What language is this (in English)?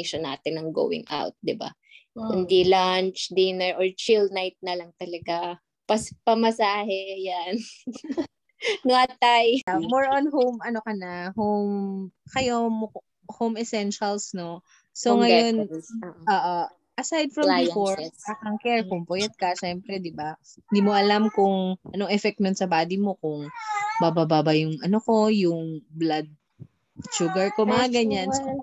Filipino